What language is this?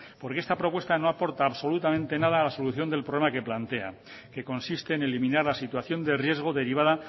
Spanish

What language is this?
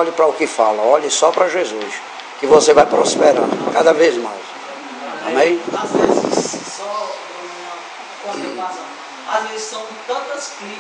Portuguese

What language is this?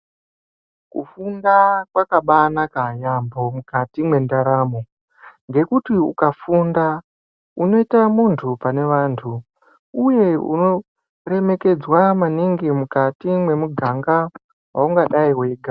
Ndau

